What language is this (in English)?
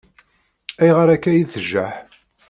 Kabyle